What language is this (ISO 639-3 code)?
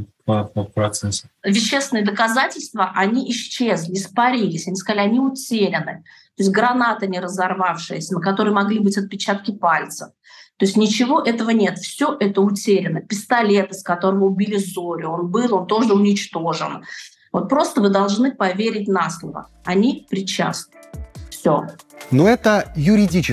rus